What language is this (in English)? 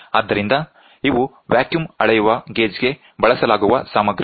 Kannada